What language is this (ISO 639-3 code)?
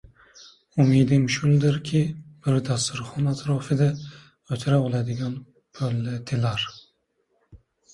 uzb